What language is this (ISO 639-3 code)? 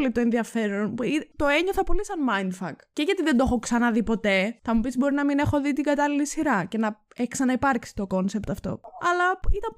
ell